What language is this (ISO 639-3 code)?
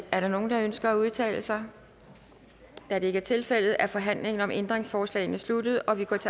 dan